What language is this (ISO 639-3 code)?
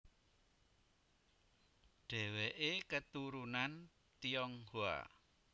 jav